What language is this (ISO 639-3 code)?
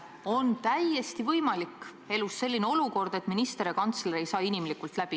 est